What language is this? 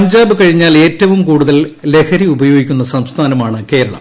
Malayalam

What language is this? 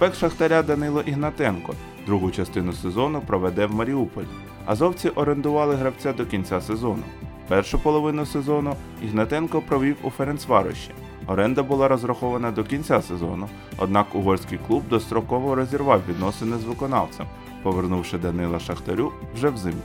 Ukrainian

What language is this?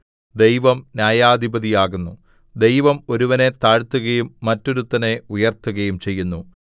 Malayalam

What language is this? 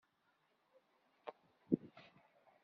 Kabyle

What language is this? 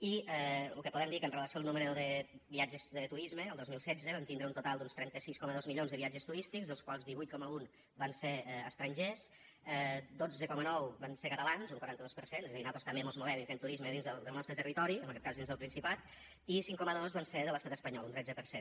Catalan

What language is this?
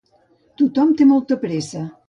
Catalan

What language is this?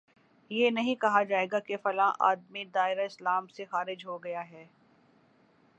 Urdu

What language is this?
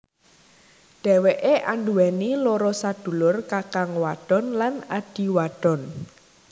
Javanese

